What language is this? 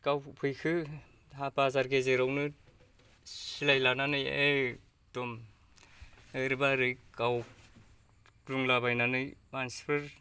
Bodo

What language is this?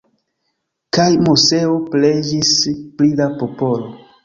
Esperanto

